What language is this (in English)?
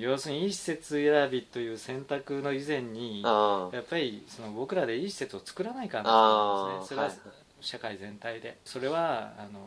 Japanese